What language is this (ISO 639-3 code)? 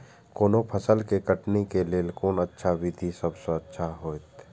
mai